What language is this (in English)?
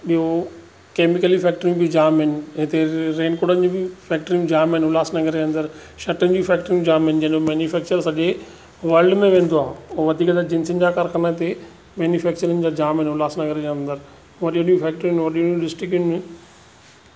Sindhi